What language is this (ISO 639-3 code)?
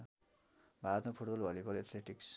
nep